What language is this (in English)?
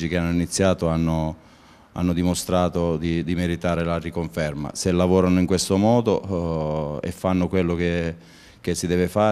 Italian